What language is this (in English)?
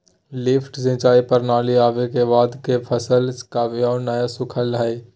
Magahi